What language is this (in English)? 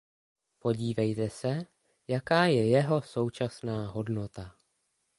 Czech